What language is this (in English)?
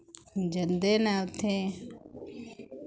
Dogri